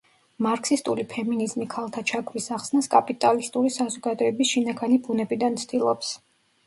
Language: Georgian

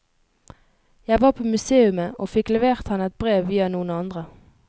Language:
Norwegian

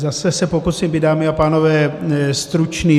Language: Czech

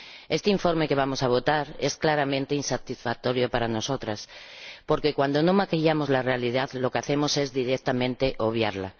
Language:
Spanish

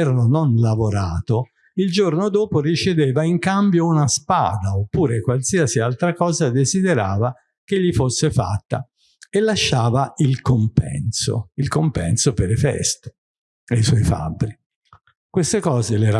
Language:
Italian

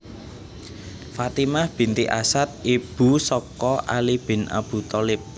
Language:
Javanese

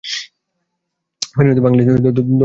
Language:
Bangla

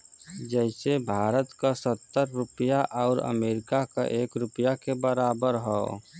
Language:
Bhojpuri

